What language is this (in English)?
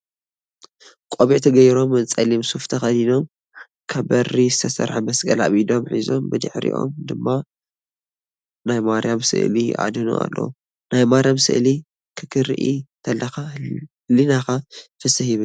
Tigrinya